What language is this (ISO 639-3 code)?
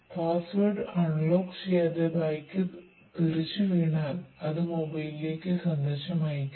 mal